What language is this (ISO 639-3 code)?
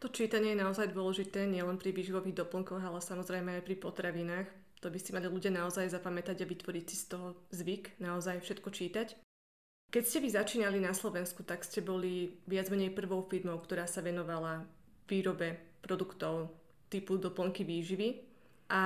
slk